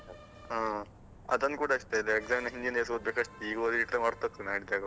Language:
Kannada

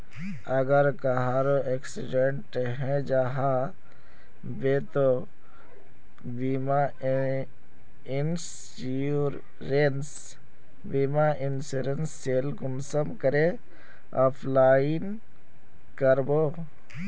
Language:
Magahi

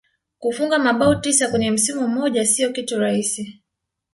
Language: Swahili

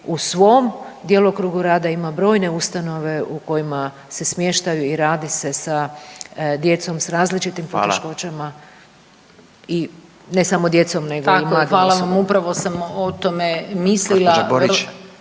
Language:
Croatian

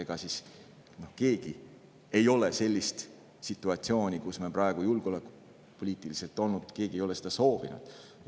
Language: Estonian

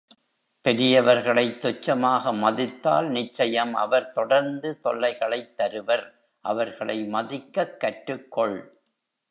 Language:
Tamil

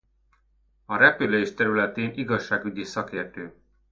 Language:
Hungarian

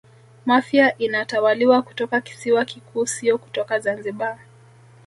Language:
Swahili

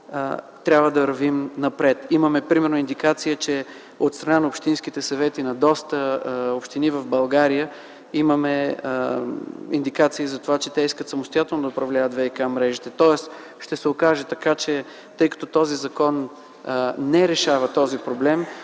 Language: Bulgarian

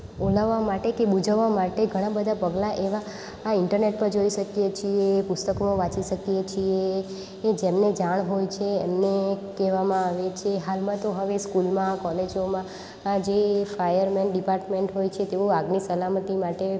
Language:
Gujarati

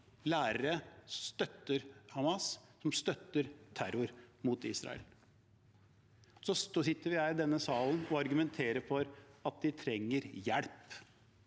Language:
Norwegian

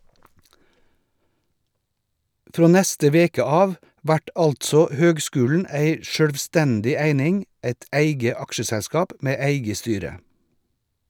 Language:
Norwegian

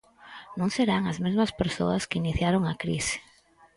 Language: Galician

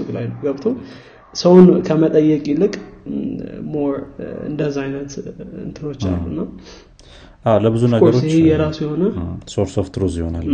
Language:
Amharic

